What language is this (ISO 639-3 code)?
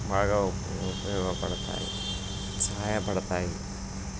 tel